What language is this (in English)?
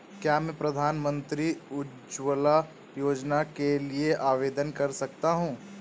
Hindi